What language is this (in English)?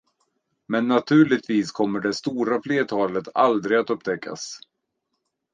Swedish